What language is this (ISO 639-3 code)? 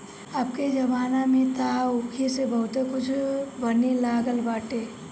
bho